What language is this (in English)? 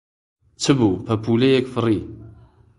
Central Kurdish